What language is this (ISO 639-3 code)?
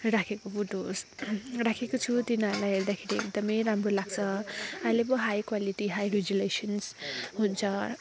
nep